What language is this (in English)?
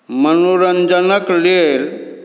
Maithili